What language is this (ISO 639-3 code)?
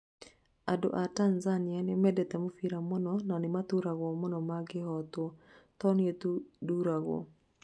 kik